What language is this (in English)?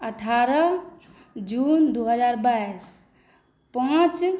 Maithili